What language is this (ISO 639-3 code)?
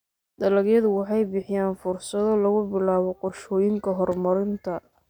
som